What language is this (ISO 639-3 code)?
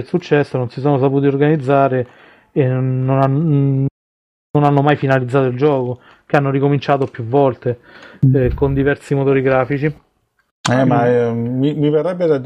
ita